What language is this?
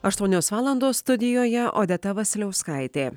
Lithuanian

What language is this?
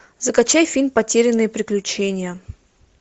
Russian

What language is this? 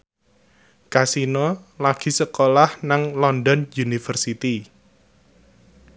Javanese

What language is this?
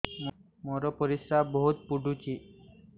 Odia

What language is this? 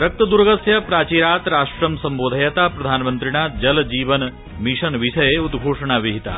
Sanskrit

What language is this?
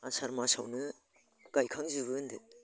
Bodo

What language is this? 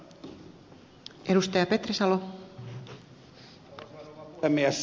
Finnish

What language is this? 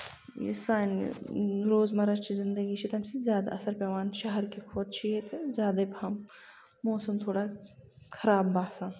Kashmiri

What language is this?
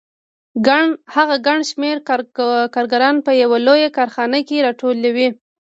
Pashto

